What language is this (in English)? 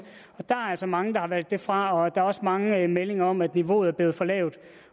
Danish